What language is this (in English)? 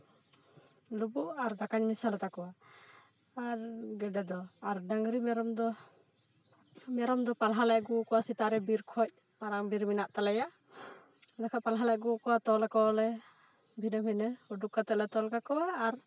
Santali